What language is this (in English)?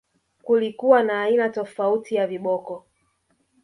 Swahili